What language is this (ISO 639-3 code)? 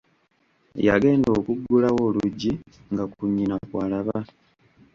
lug